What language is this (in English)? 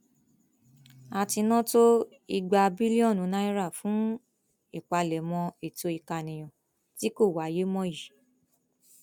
Yoruba